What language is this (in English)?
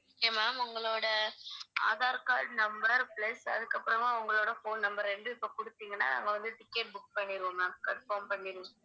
Tamil